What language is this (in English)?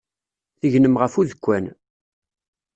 Kabyle